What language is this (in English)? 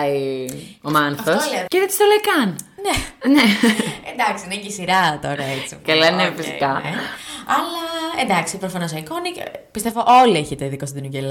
Greek